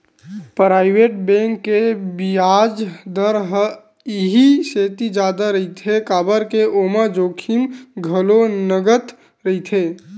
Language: Chhattisgarhi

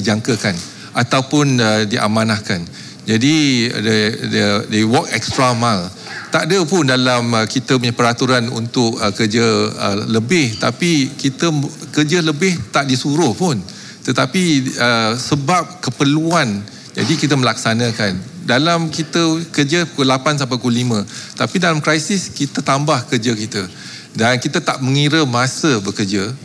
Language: Malay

